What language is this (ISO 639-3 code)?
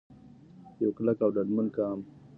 pus